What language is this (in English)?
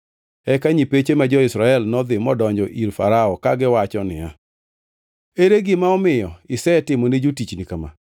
Luo (Kenya and Tanzania)